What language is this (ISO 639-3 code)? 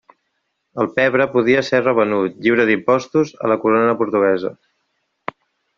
cat